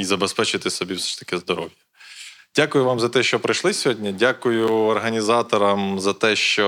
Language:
Ukrainian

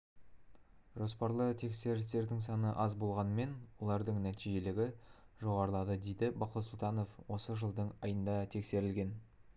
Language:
Kazakh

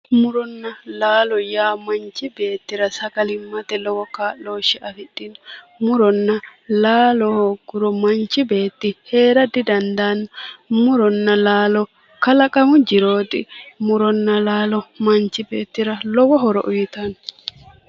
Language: Sidamo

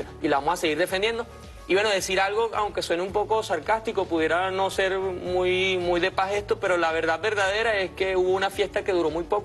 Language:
Spanish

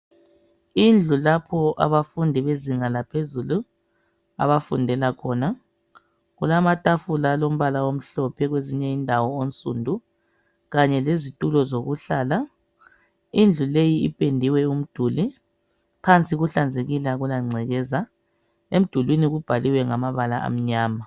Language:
North Ndebele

